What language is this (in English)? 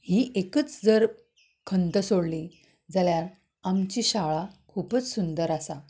Konkani